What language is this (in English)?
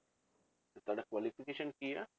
Punjabi